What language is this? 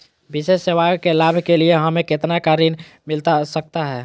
Magahi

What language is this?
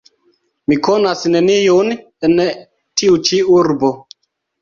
Esperanto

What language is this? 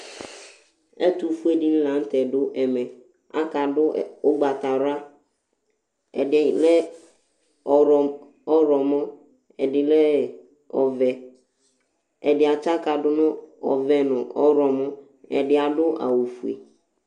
Ikposo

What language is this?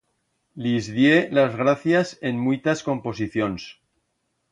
Aragonese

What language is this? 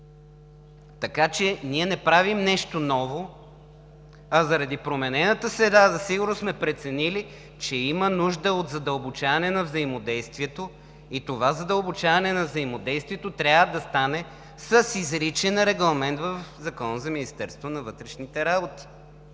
Bulgarian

